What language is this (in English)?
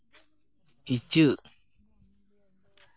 Santali